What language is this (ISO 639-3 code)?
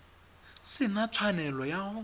tsn